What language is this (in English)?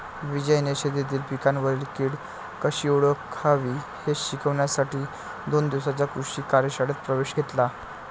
Marathi